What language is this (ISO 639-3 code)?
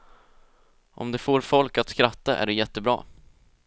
swe